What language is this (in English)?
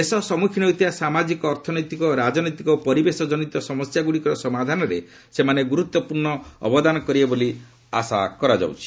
Odia